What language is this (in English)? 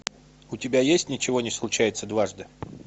Russian